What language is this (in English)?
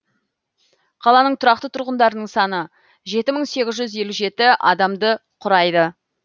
Kazakh